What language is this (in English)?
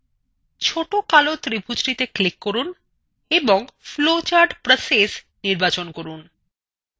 Bangla